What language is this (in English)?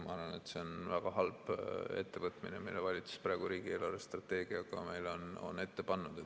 Estonian